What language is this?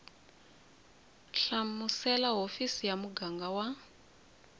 Tsonga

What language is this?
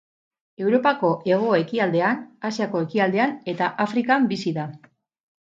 Basque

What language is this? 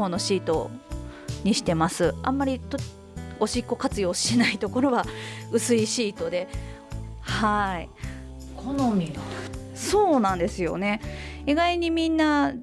Japanese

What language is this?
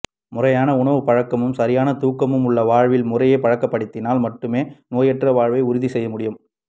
Tamil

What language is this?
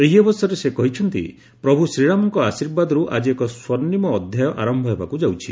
Odia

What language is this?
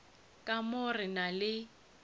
Northern Sotho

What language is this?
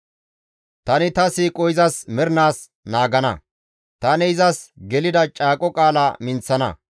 Gamo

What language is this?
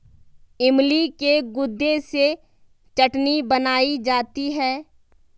Hindi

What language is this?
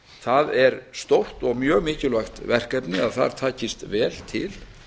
Icelandic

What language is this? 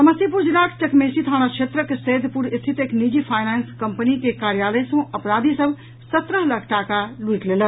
Maithili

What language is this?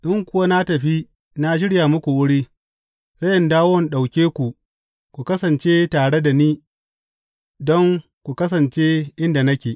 Hausa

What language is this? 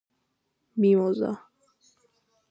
Georgian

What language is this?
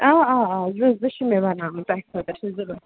Kashmiri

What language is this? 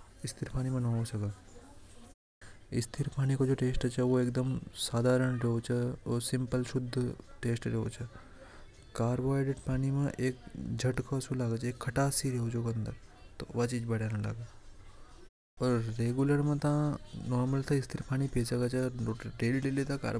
Hadothi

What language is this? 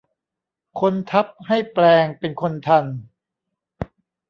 Thai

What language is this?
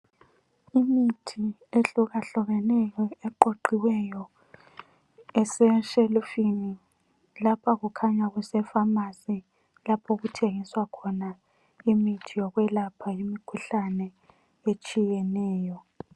North Ndebele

